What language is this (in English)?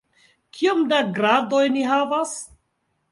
Esperanto